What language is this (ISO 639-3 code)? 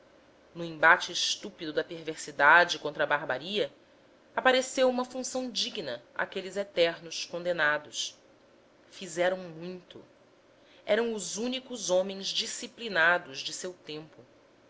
por